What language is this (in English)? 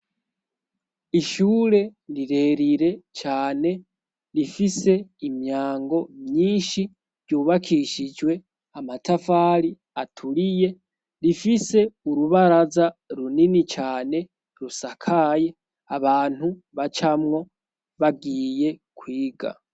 Rundi